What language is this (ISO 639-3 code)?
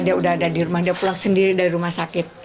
ind